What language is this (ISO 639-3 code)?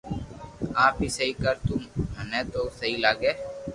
lrk